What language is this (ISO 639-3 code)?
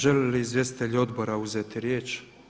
hrv